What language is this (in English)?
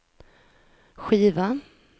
Swedish